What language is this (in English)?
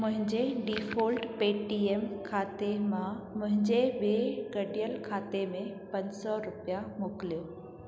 Sindhi